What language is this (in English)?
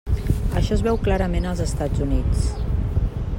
Catalan